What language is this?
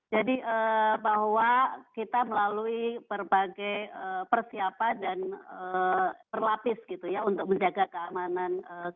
Indonesian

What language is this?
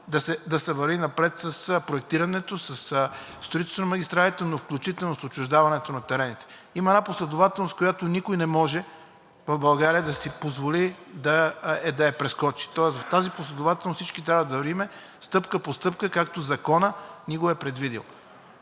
Bulgarian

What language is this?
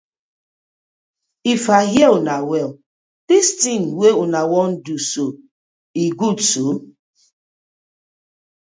Nigerian Pidgin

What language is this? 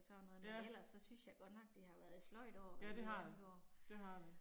Danish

